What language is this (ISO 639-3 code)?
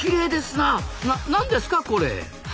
jpn